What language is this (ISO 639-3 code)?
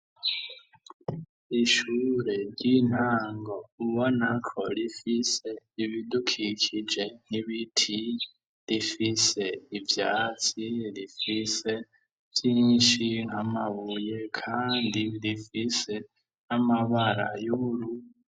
run